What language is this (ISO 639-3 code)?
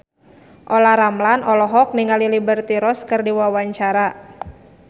sun